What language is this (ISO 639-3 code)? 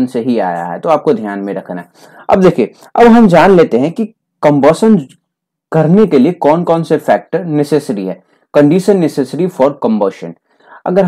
hin